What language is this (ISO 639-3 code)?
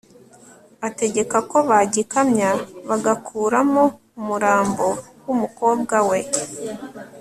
kin